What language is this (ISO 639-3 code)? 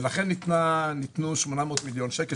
heb